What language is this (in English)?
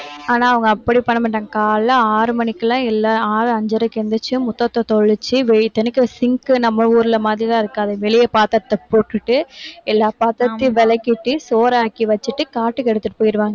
Tamil